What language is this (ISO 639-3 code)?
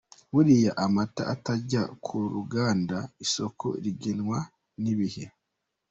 kin